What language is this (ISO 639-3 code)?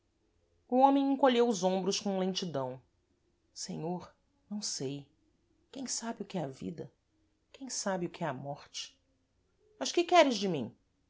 por